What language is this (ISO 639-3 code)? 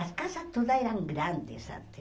por